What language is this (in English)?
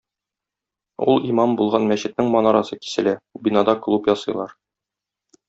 Tatar